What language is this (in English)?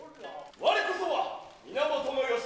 Japanese